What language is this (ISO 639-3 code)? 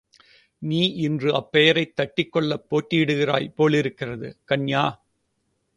tam